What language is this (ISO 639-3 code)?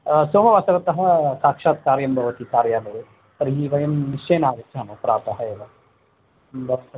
san